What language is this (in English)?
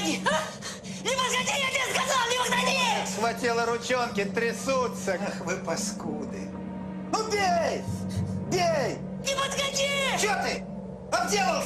Russian